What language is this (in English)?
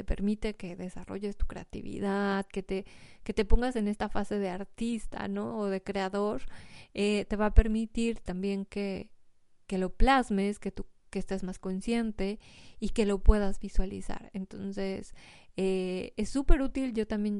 Spanish